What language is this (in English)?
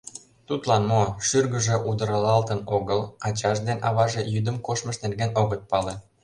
Mari